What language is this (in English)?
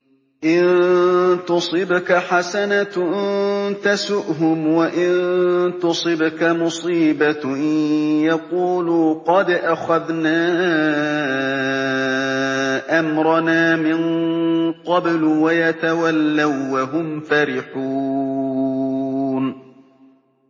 Arabic